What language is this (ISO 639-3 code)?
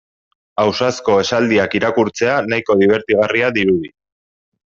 eus